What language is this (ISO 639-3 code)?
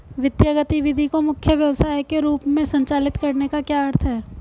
hin